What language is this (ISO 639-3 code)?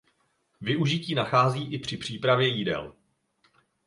ces